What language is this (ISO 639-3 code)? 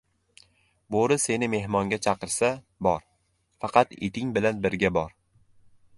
uzb